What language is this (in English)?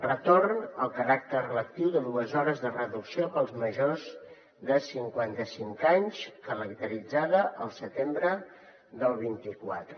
Catalan